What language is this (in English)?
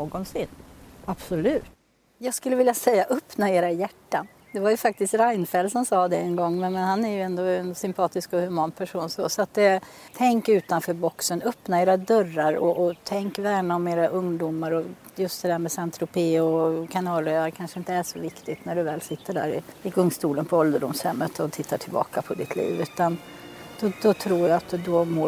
Swedish